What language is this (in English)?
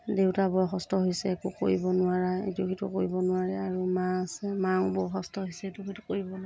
Assamese